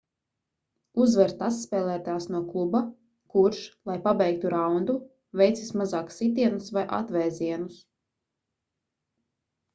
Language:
Latvian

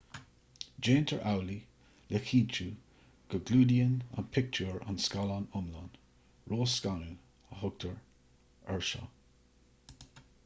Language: Irish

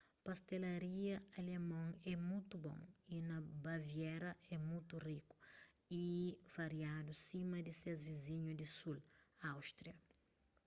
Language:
Kabuverdianu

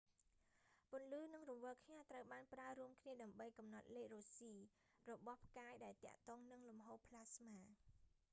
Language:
Khmer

